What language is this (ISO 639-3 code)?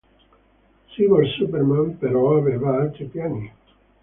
ita